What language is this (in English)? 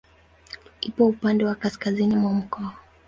Swahili